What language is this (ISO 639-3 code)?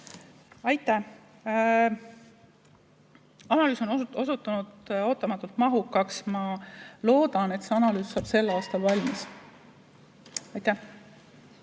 est